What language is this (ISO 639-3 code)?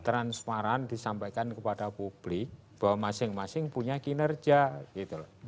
ind